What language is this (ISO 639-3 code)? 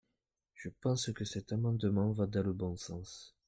fra